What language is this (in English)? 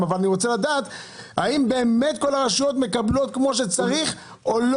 Hebrew